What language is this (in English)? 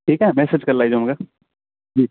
Sindhi